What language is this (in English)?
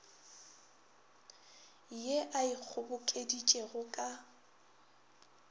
Northern Sotho